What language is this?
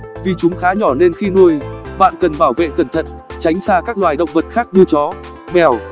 Vietnamese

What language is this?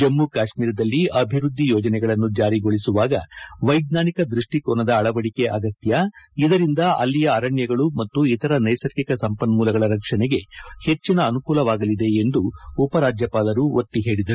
Kannada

